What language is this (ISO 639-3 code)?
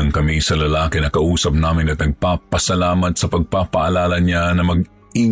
fil